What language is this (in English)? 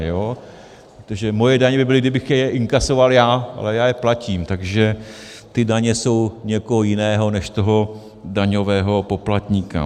Czech